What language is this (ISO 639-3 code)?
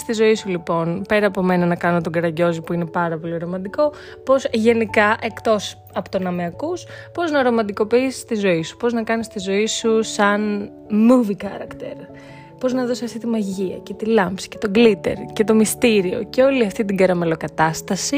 ell